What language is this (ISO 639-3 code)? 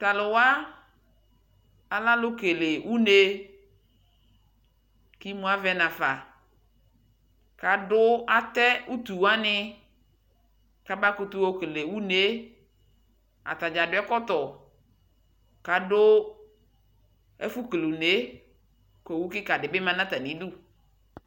kpo